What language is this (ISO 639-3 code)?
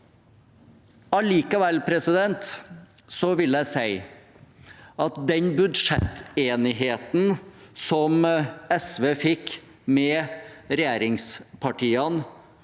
nor